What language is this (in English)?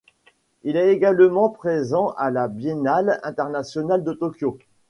French